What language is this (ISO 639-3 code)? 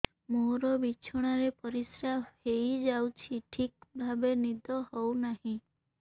ori